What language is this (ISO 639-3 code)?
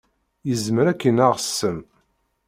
kab